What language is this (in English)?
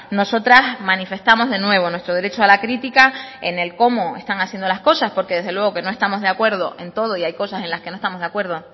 Spanish